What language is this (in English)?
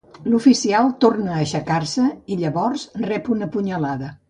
Catalan